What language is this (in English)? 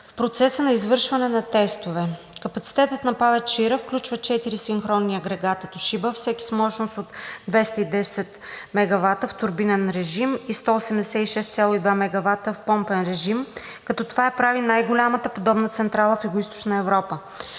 Bulgarian